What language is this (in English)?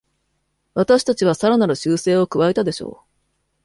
Japanese